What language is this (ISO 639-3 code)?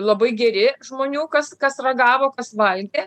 lit